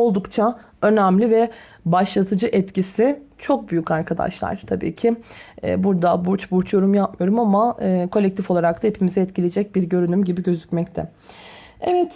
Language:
Turkish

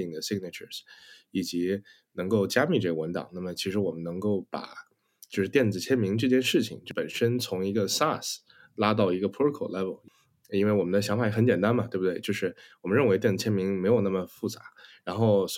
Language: Chinese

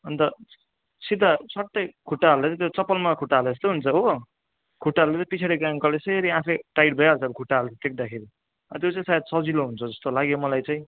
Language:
Nepali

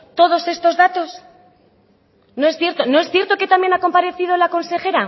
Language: Spanish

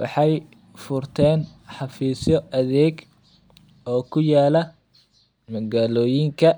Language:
Somali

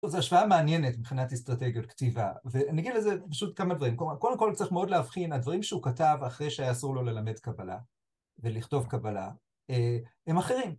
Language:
Hebrew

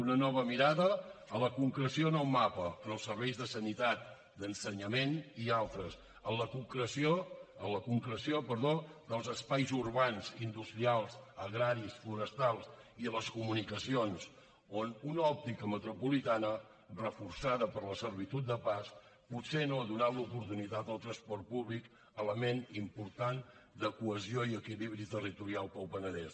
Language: Catalan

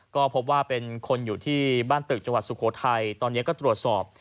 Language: Thai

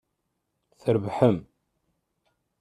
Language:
Kabyle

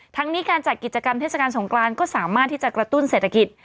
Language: Thai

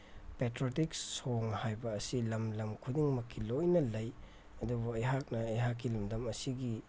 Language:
Manipuri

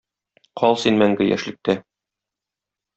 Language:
Tatar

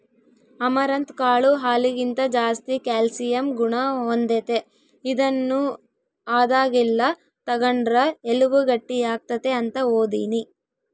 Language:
Kannada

